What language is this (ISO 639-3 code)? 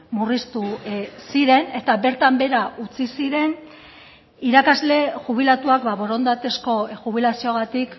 eus